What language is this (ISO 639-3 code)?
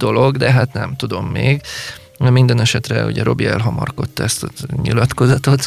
hun